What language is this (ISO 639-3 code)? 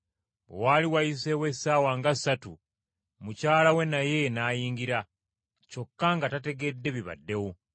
lug